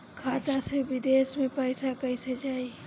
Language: Bhojpuri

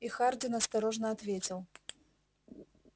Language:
Russian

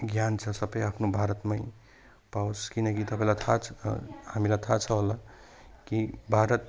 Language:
Nepali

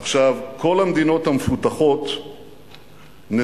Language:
Hebrew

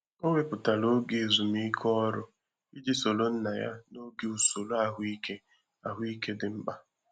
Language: Igbo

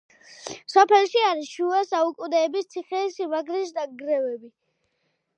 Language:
Georgian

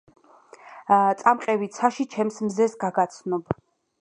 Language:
Georgian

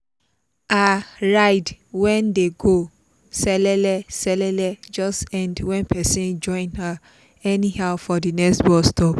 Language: Nigerian Pidgin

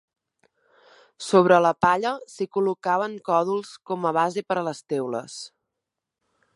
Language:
Catalan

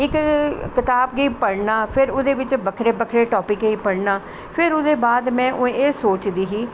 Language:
Dogri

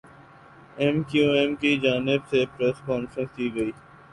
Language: Urdu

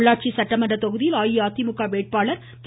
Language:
Tamil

